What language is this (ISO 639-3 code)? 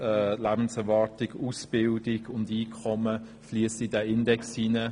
gsw